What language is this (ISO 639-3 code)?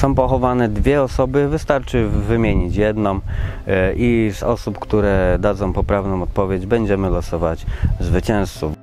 pol